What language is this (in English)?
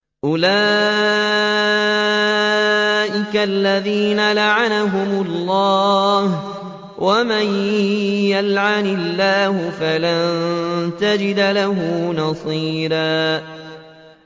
Arabic